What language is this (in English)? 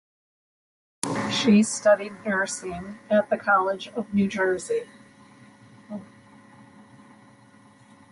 English